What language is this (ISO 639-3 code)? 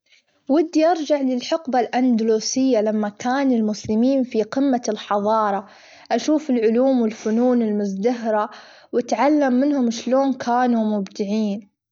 afb